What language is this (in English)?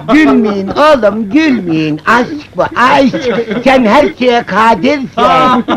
Turkish